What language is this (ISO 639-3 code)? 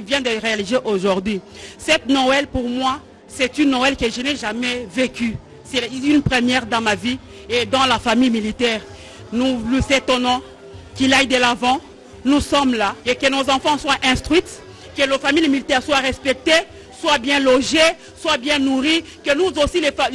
fra